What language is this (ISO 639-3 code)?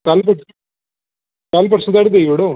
doi